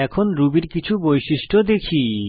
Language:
Bangla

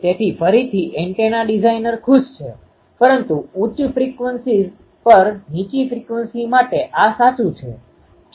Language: Gujarati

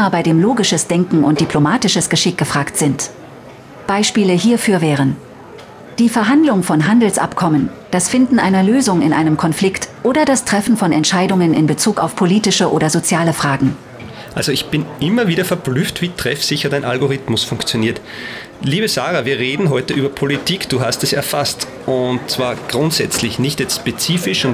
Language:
German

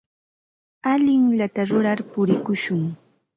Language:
Ambo-Pasco Quechua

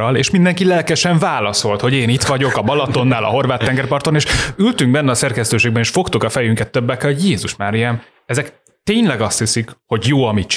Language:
Hungarian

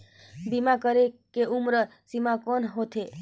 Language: Chhattisgarhi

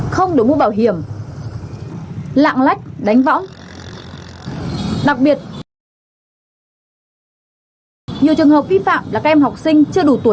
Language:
Vietnamese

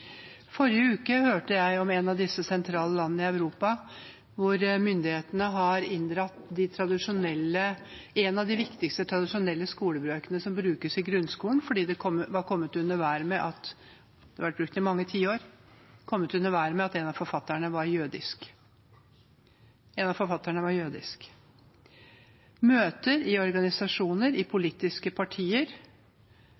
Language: Norwegian Bokmål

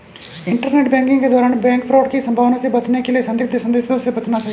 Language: Hindi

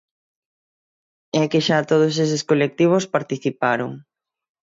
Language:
Galician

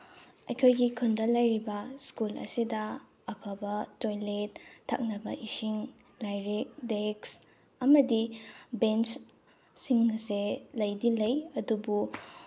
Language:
Manipuri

